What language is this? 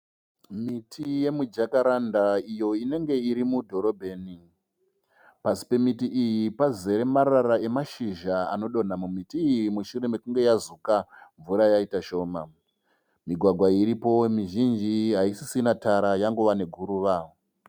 Shona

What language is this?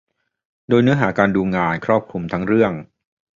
Thai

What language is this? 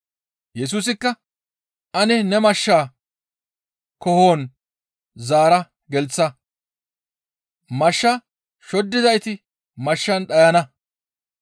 Gamo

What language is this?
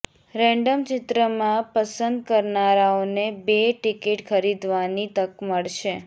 Gujarati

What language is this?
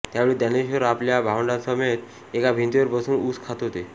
Marathi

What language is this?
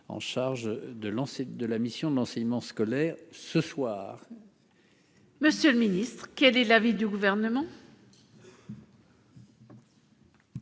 French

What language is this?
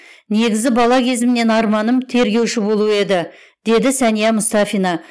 Kazakh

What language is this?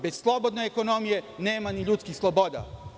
Serbian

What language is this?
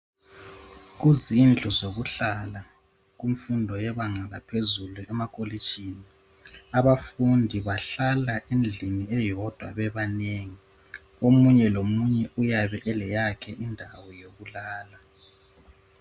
North Ndebele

